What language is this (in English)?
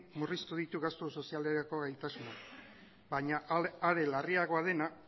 Basque